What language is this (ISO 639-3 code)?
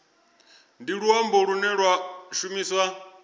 ven